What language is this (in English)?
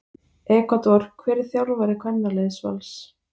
Icelandic